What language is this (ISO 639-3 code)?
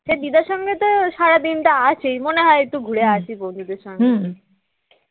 ben